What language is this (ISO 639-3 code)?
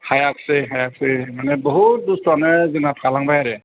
brx